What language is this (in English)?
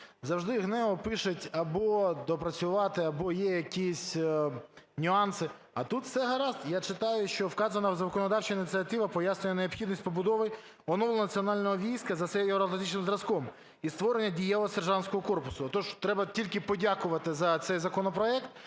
Ukrainian